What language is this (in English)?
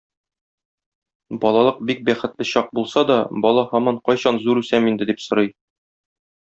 Tatar